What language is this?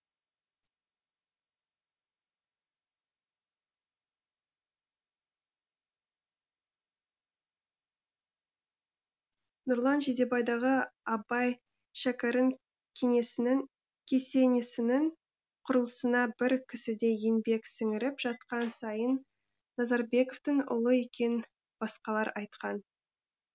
Kazakh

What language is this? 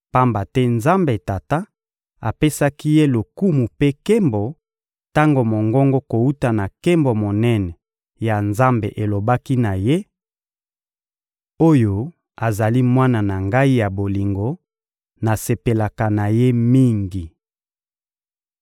Lingala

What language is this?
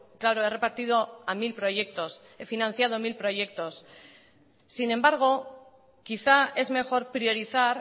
Spanish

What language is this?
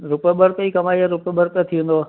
Sindhi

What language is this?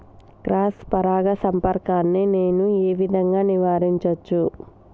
Telugu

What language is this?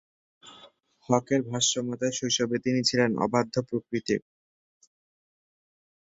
Bangla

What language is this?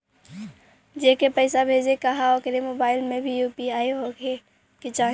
Bhojpuri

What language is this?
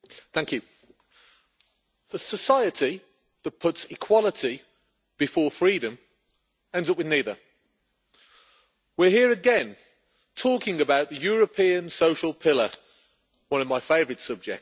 English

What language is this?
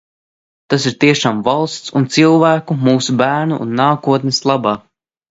Latvian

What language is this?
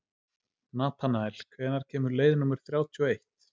Icelandic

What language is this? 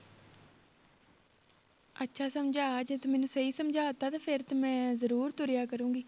Punjabi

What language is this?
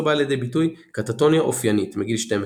Hebrew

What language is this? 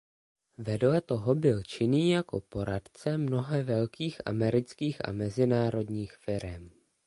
Czech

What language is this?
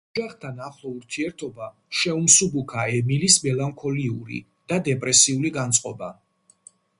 Georgian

